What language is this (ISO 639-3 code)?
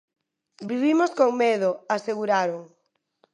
glg